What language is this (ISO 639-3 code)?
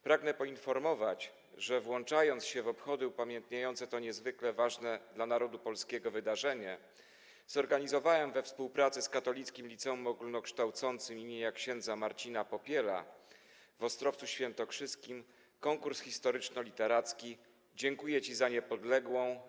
pol